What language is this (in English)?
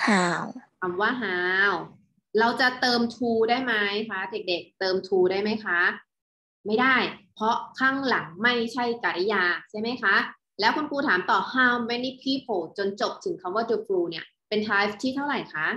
Thai